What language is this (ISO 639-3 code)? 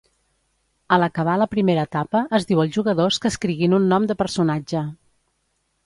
cat